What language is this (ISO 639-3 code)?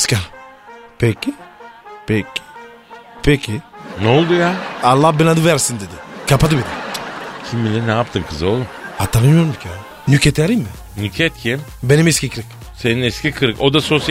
tur